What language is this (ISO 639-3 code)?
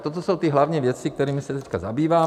ces